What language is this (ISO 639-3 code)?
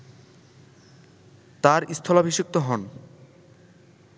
ben